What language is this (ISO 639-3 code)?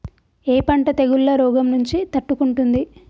tel